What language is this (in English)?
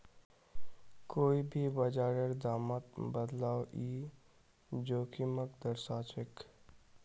Magahi